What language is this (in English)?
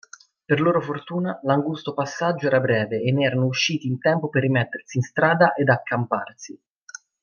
Italian